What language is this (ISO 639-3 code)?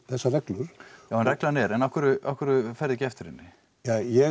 isl